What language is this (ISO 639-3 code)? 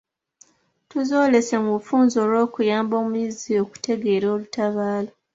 lug